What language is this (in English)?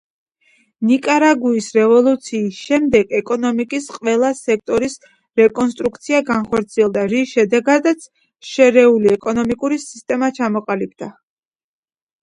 Georgian